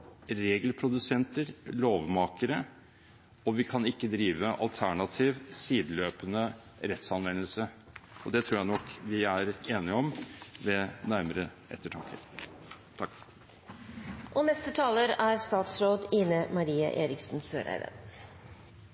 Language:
Norwegian Bokmål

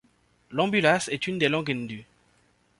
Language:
French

